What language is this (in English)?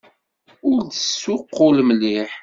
Kabyle